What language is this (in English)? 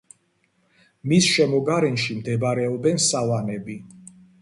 Georgian